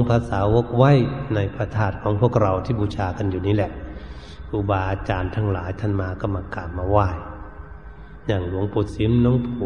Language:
Thai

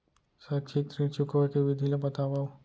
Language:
Chhattisgarhi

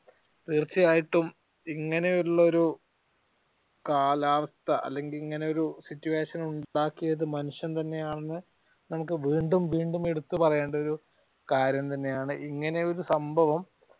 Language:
Malayalam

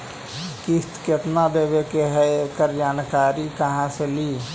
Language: Magahi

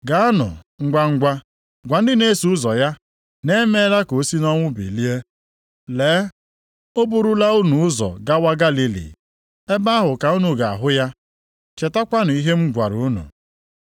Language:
Igbo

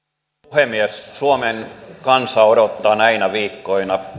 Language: Finnish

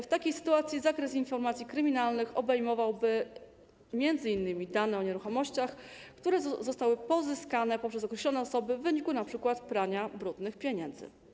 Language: Polish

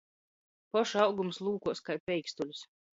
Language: Latgalian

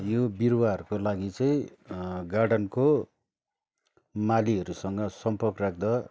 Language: Nepali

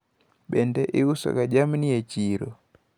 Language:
Luo (Kenya and Tanzania)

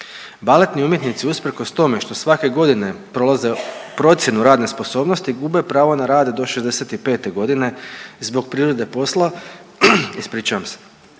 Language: Croatian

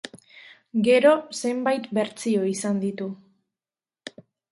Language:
Basque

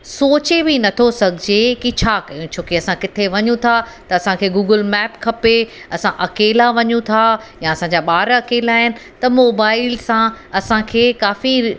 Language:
Sindhi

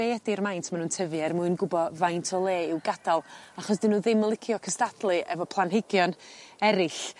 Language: Welsh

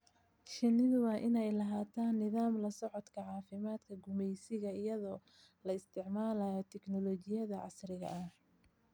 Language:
Somali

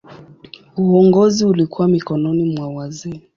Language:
Swahili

